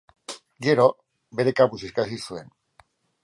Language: Basque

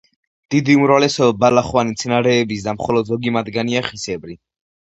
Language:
Georgian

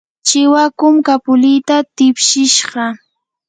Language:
Yanahuanca Pasco Quechua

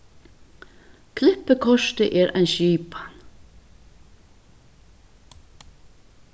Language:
Faroese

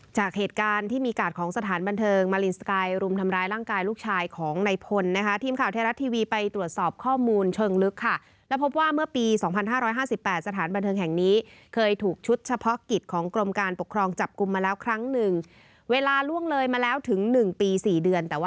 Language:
Thai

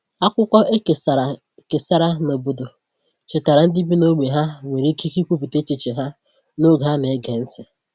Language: Igbo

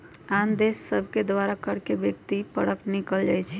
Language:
Magahi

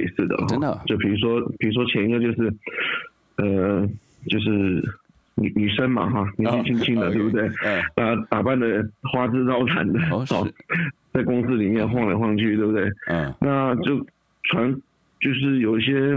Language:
Chinese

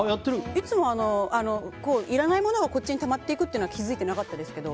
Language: Japanese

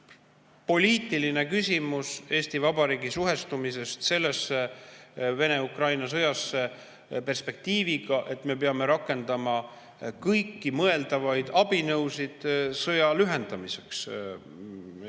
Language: Estonian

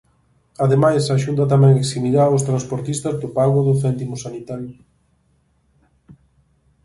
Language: Galician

